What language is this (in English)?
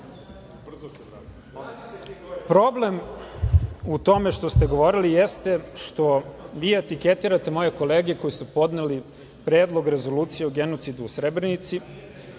Serbian